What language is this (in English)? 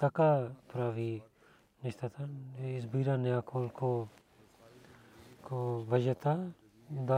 Bulgarian